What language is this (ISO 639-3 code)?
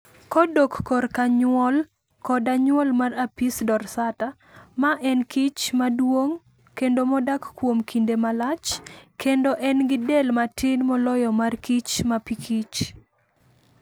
luo